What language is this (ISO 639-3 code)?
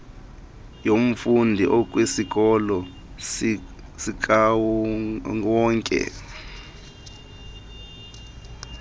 xho